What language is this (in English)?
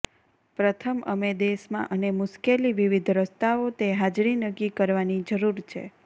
Gujarati